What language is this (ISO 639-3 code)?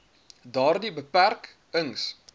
afr